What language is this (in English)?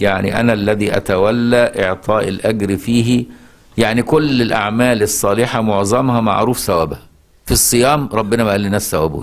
Arabic